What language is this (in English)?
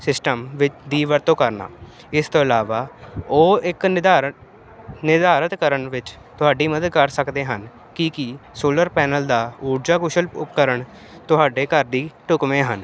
Punjabi